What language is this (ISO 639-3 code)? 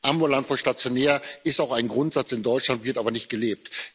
deu